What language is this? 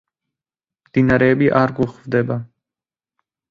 Georgian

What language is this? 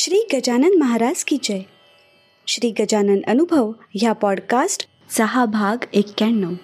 Marathi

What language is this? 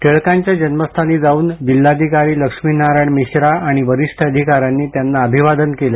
Marathi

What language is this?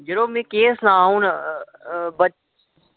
Dogri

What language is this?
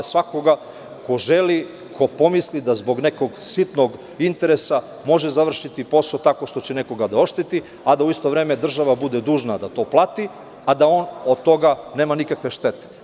Serbian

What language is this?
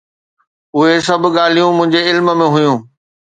Sindhi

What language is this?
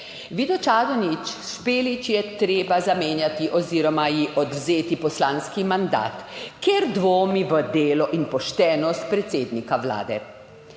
Slovenian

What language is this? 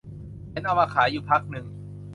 Thai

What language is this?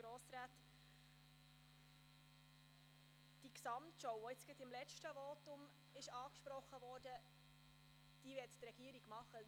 Swiss German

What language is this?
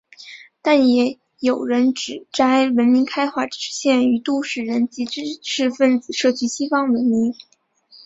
Chinese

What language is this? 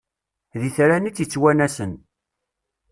Kabyle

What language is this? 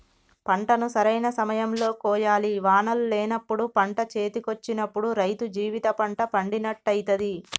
Telugu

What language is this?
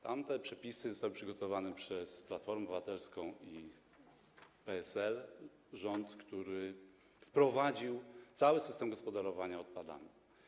Polish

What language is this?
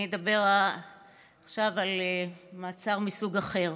Hebrew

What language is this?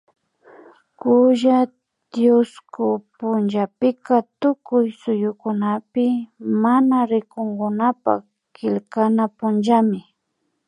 Imbabura Highland Quichua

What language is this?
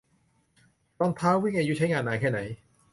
Thai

